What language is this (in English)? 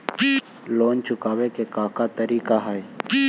Magahi